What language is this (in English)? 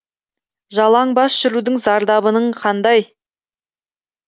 Kazakh